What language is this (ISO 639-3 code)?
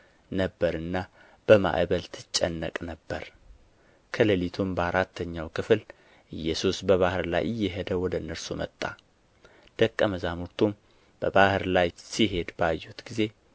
amh